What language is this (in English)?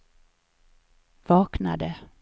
Swedish